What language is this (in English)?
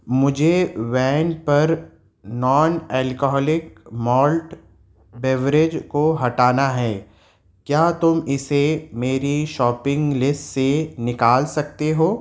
Urdu